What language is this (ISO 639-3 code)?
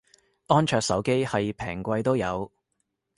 yue